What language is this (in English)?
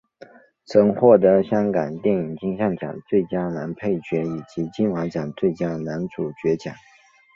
Chinese